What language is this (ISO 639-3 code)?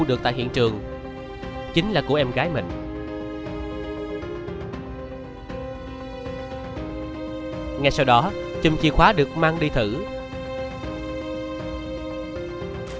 vie